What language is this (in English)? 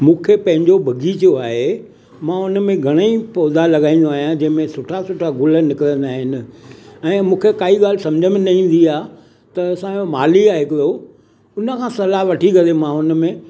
Sindhi